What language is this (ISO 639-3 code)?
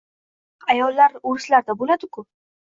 uzb